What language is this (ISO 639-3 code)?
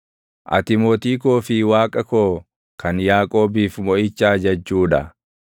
orm